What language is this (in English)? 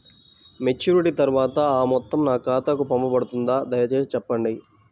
Telugu